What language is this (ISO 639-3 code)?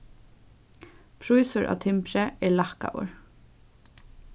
fao